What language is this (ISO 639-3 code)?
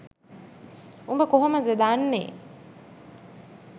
sin